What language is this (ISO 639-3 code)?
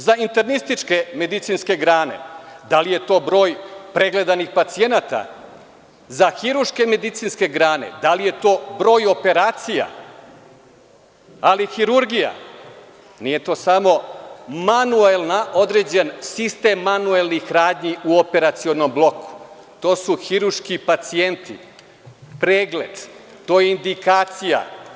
srp